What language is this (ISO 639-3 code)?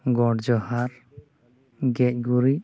sat